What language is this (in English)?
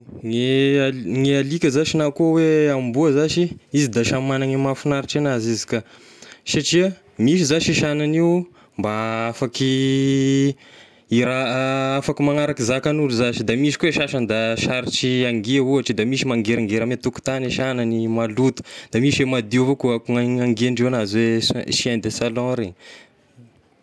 Tesaka Malagasy